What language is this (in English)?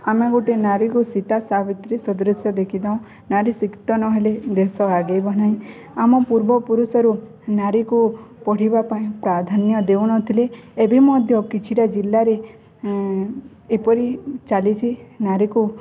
Odia